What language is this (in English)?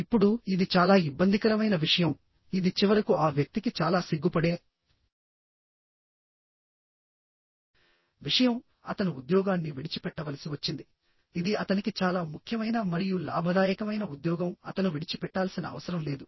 Telugu